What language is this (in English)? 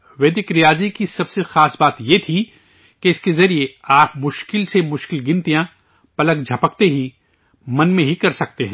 Urdu